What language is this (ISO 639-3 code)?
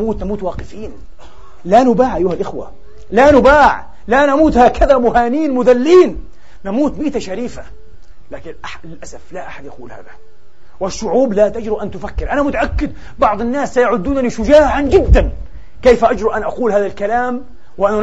ara